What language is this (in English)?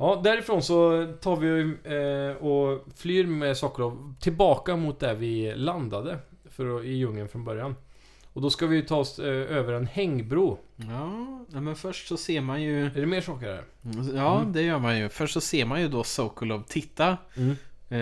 Swedish